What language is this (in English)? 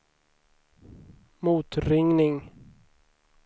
Swedish